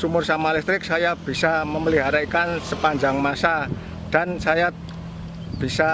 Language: Indonesian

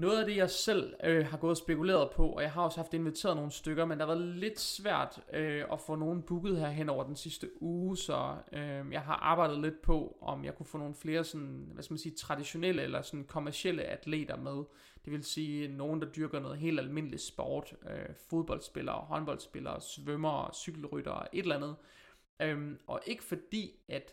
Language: Danish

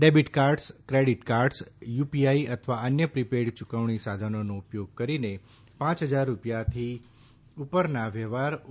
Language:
Gujarati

